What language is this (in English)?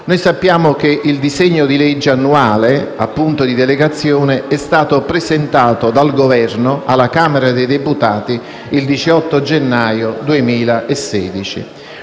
Italian